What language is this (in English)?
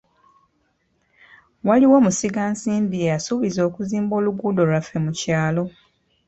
Ganda